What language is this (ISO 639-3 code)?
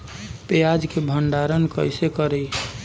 bho